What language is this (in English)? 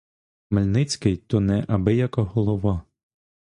Ukrainian